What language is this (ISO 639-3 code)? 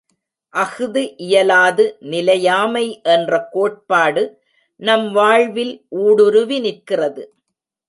tam